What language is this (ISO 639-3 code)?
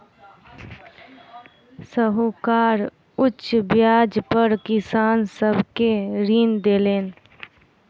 mai